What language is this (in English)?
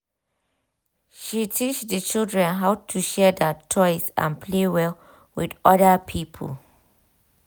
Nigerian Pidgin